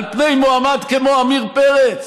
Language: Hebrew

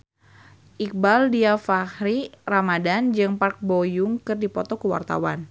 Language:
Sundanese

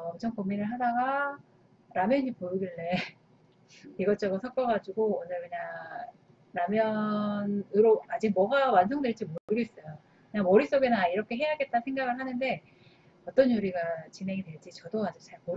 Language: Korean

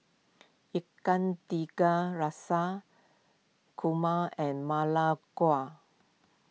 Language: English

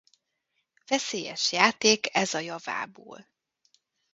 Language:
Hungarian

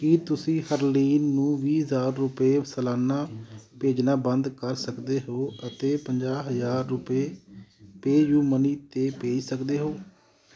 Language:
Punjabi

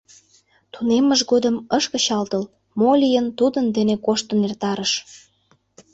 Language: Mari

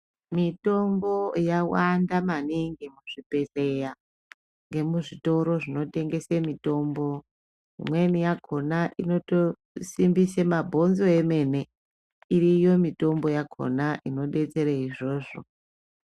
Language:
Ndau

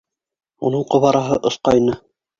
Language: Bashkir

